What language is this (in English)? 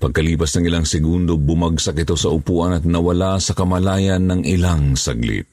Filipino